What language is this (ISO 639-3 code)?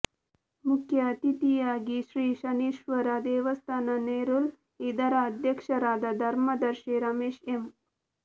kan